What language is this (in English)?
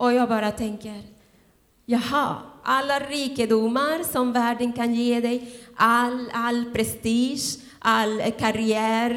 Swedish